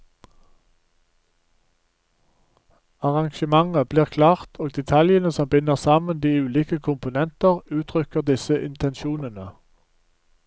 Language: Norwegian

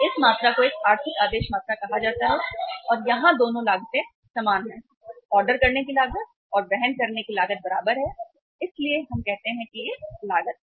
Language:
Hindi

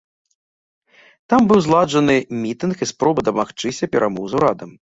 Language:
Belarusian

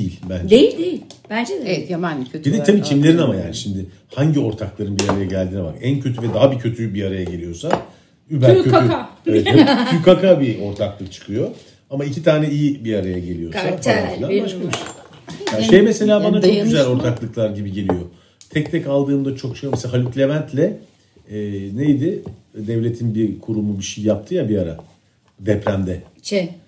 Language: Turkish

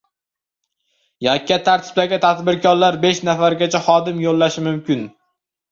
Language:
Uzbek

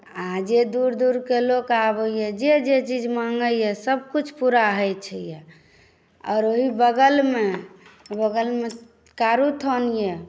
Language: Maithili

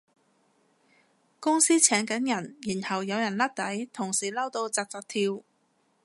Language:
Cantonese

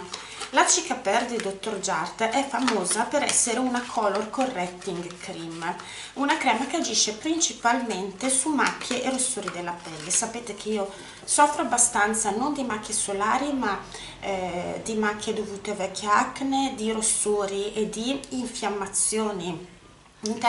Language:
Italian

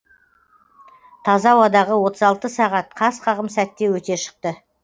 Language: Kazakh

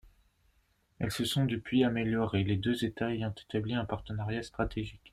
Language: French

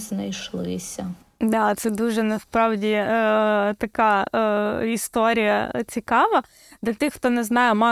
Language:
Ukrainian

